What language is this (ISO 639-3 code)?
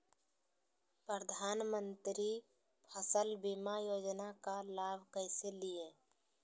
mag